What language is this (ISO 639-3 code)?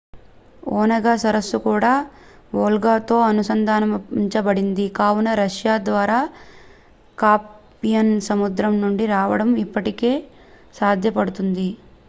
tel